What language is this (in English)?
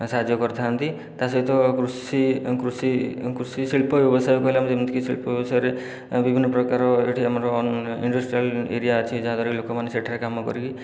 Odia